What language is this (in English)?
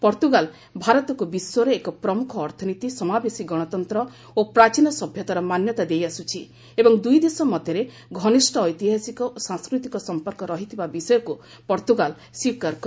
Odia